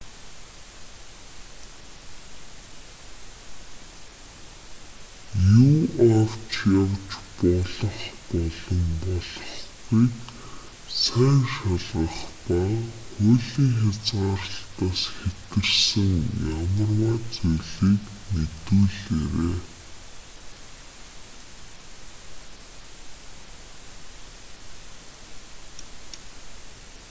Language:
Mongolian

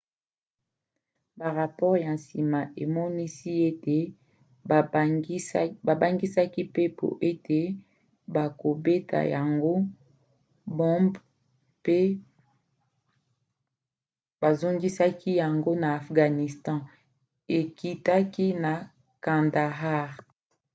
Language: Lingala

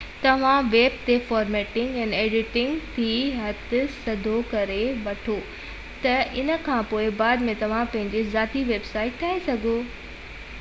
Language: Sindhi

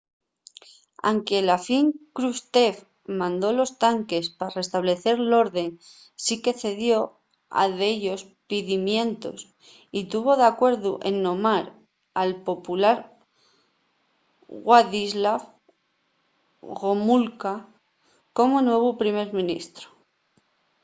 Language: Asturian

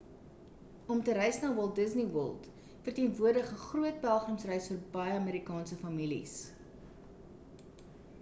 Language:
Afrikaans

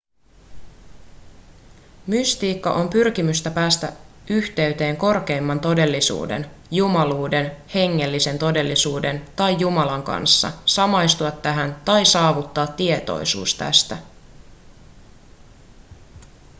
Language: Finnish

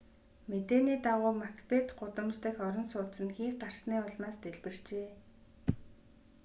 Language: Mongolian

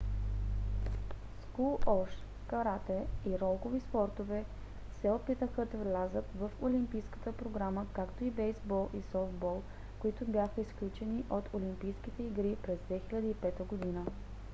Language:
Bulgarian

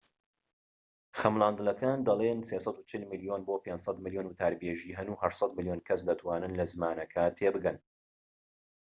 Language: Central Kurdish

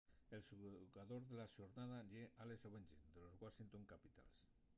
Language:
Asturian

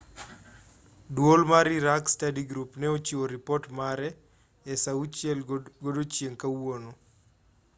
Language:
Luo (Kenya and Tanzania)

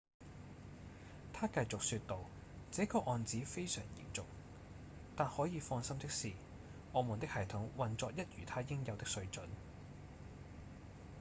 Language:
Cantonese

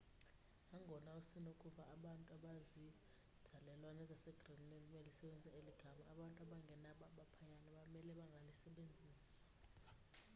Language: Xhosa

